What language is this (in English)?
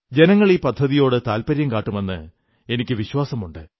Malayalam